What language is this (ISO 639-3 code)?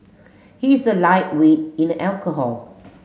eng